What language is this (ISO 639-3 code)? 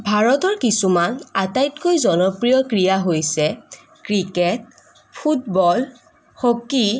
asm